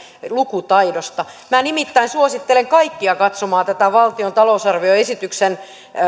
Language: Finnish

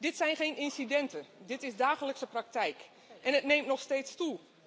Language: Dutch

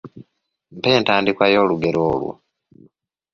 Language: Ganda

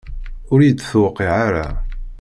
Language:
Kabyle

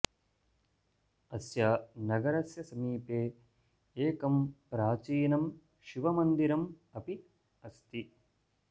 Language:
Sanskrit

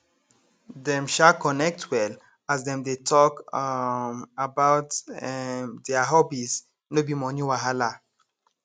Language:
Nigerian Pidgin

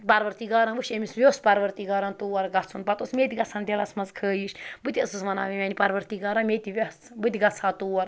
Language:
Kashmiri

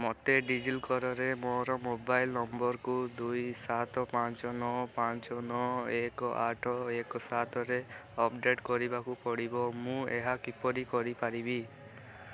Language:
Odia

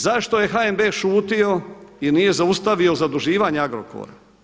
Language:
Croatian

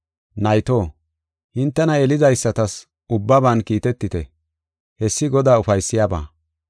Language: Gofa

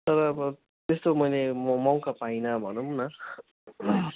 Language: Nepali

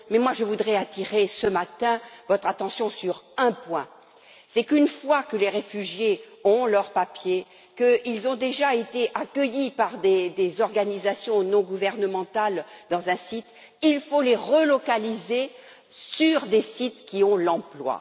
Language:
French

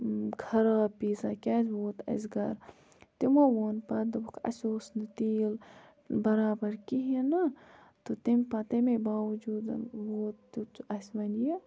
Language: Kashmiri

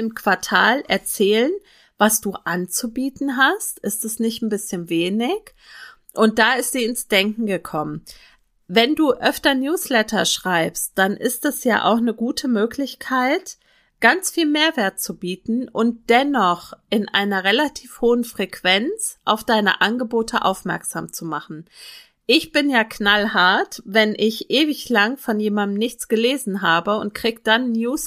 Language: German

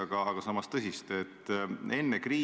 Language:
Estonian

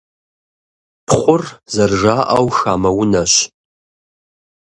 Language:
Kabardian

